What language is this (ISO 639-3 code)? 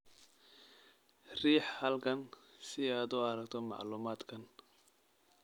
som